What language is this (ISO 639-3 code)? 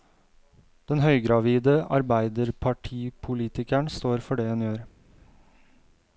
nor